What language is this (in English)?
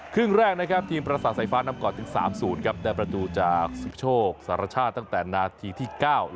Thai